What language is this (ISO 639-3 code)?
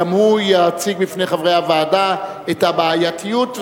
heb